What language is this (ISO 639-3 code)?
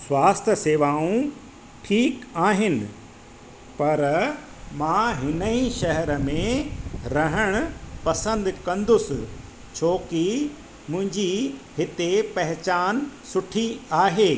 snd